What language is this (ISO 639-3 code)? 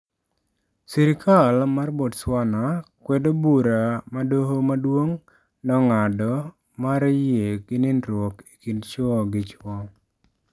luo